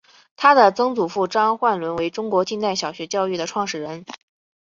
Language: Chinese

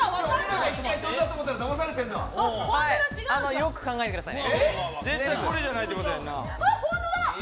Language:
Japanese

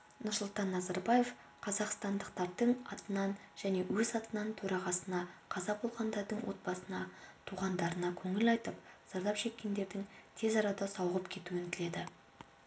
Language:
Kazakh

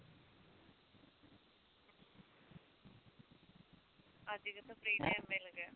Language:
Punjabi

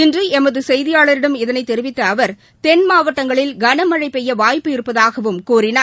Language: Tamil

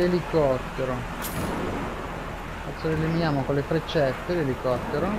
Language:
Italian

